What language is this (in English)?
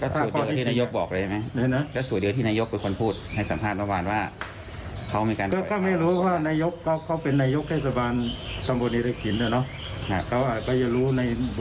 Thai